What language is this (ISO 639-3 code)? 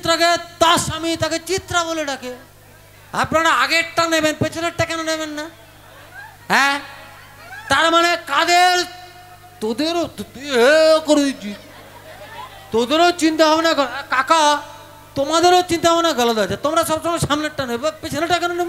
ben